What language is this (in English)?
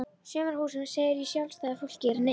Icelandic